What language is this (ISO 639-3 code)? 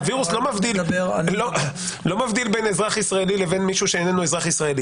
heb